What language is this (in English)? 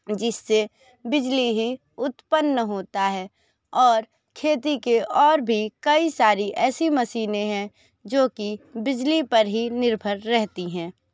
Hindi